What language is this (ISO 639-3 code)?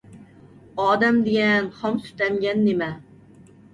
uig